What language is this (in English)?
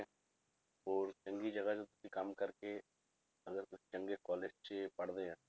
Punjabi